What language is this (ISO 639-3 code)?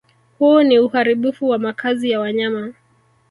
swa